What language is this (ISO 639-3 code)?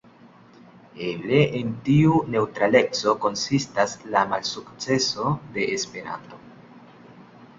epo